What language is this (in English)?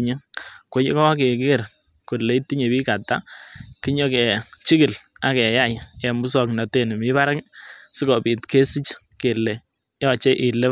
Kalenjin